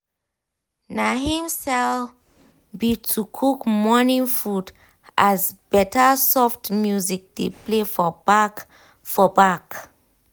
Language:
Nigerian Pidgin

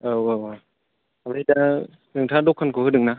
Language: Bodo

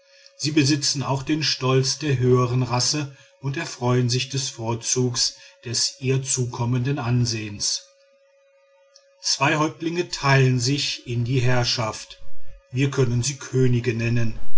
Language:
German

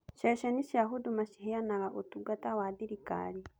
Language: Kikuyu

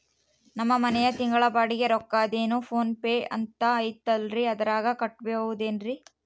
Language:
Kannada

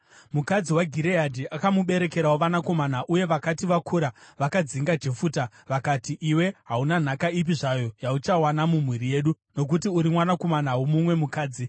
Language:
Shona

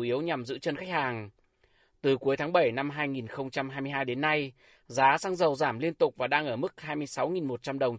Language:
Vietnamese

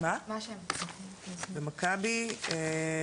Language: Hebrew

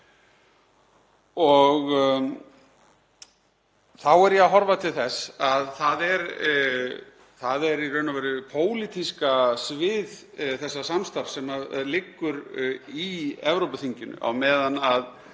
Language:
Icelandic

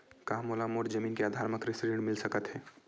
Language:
Chhattisgarhi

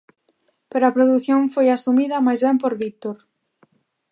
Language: Galician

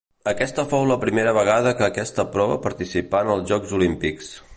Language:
Catalan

